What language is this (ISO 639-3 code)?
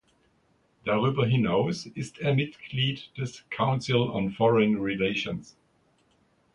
deu